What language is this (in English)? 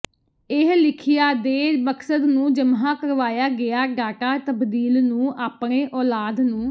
Punjabi